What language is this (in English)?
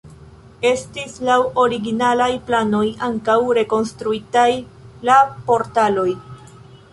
Esperanto